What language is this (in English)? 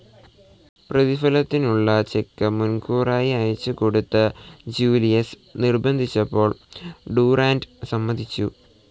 Malayalam